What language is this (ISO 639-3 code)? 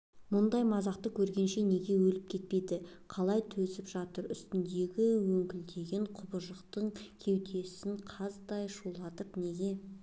kaz